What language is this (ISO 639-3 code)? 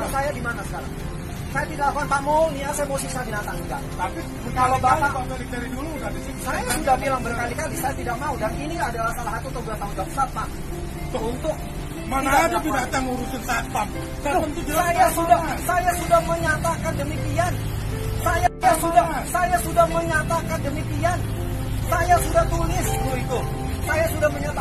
ind